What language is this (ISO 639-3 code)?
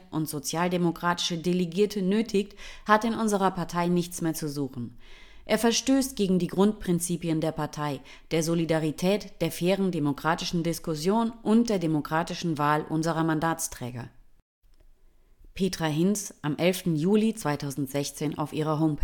deu